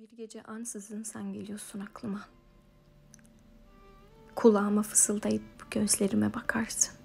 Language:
Turkish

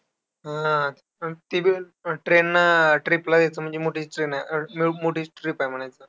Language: Marathi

